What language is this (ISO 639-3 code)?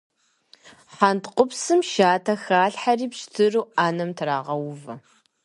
kbd